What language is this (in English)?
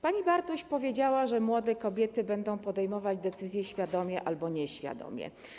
Polish